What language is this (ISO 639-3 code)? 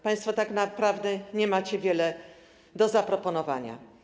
pol